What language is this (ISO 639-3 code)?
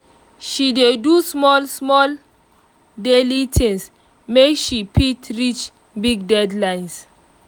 pcm